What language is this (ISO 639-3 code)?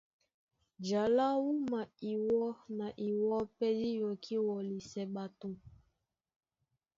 dua